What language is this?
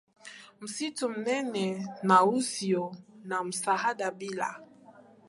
Swahili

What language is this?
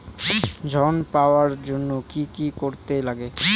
Bangla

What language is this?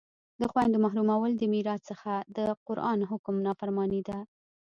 Pashto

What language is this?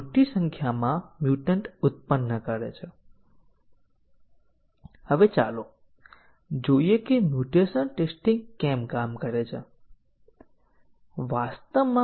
Gujarati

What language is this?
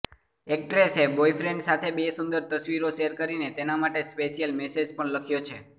Gujarati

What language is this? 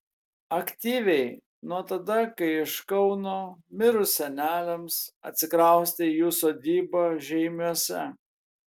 Lithuanian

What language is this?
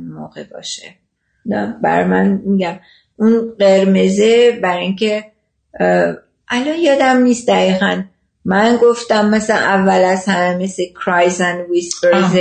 Persian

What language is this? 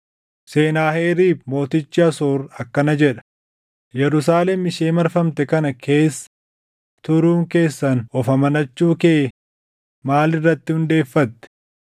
Oromo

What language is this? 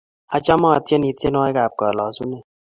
Kalenjin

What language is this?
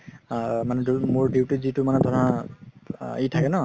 Assamese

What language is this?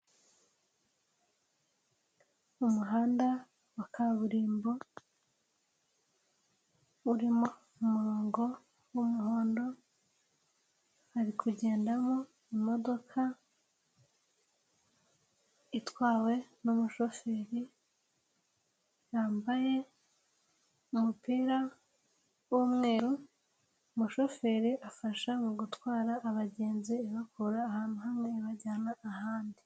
Kinyarwanda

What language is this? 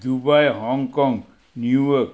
Assamese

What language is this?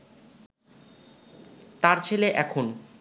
Bangla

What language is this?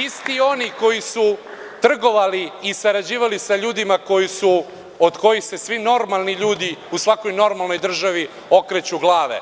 Serbian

